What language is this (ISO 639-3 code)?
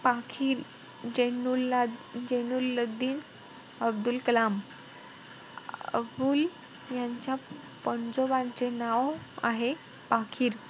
mar